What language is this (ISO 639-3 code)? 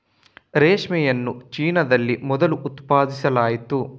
kan